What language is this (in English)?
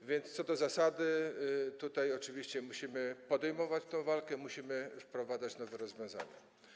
Polish